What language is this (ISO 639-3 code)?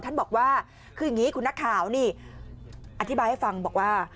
tha